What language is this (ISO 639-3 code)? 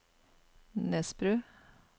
nor